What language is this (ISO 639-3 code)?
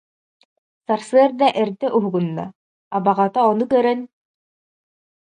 sah